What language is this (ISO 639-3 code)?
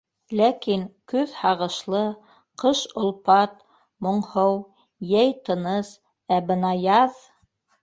bak